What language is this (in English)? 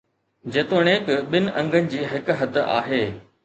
Sindhi